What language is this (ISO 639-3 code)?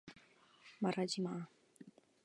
kor